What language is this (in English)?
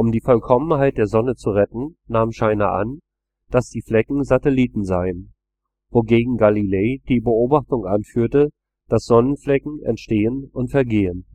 German